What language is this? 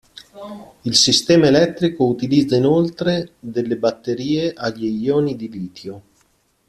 Italian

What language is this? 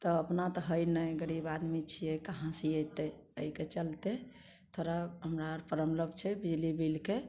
Maithili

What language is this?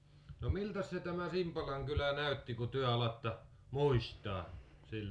Finnish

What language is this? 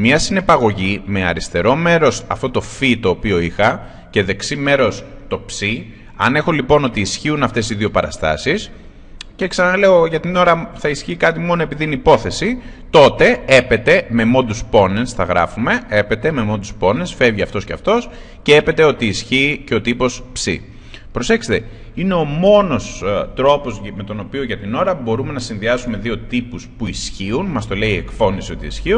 Greek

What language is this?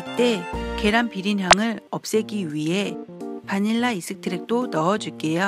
Korean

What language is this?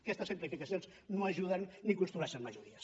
Catalan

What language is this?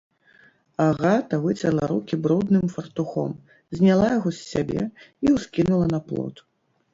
Belarusian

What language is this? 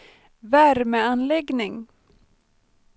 Swedish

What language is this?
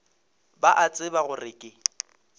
Northern Sotho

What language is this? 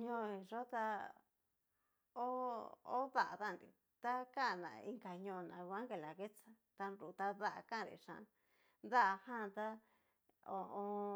Cacaloxtepec Mixtec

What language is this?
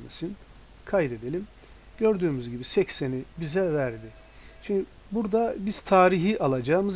Turkish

